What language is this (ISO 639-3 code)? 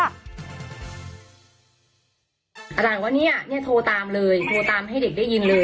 tha